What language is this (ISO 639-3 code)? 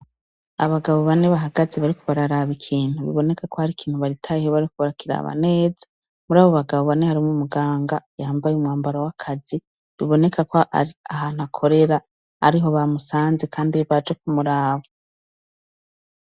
run